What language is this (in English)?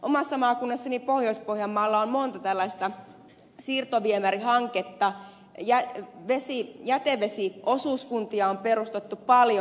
Finnish